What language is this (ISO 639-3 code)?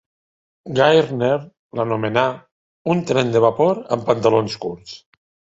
cat